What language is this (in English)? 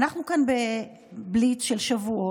Hebrew